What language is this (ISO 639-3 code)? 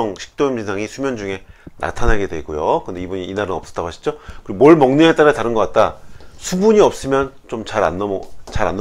kor